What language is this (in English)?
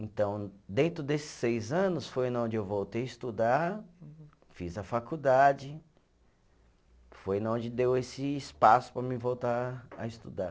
Portuguese